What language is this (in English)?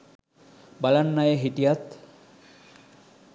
Sinhala